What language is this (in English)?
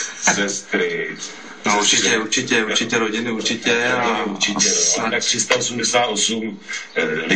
Czech